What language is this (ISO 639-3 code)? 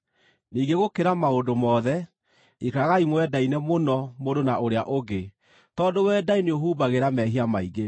kik